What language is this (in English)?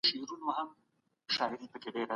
Pashto